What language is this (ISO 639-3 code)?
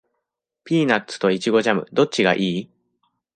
jpn